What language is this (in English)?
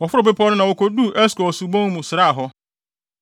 Akan